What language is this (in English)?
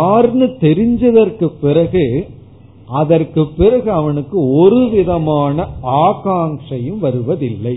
Tamil